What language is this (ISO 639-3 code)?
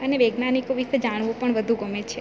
guj